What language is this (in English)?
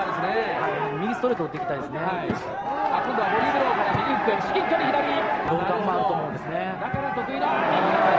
Japanese